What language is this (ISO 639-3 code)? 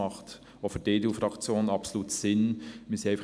gsw